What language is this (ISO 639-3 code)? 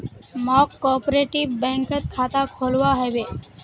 mag